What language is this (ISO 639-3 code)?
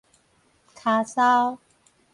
nan